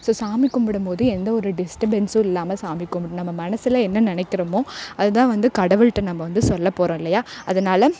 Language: Tamil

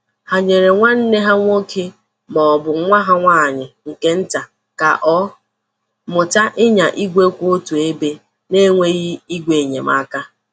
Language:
Igbo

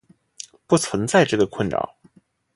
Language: Chinese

